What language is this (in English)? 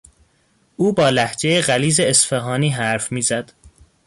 Persian